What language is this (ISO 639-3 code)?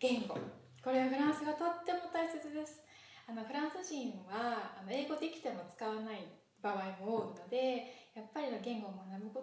jpn